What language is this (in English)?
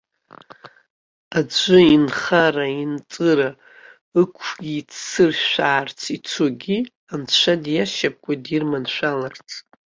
Abkhazian